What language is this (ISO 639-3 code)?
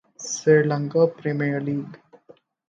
urd